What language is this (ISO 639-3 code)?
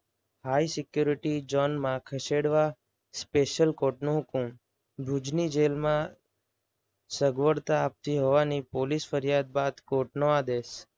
guj